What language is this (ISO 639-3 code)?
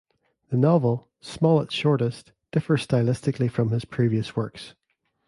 eng